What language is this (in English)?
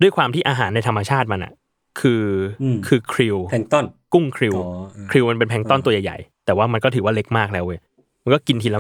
Thai